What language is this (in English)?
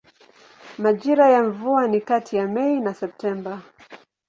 Swahili